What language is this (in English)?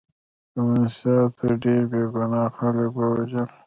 Pashto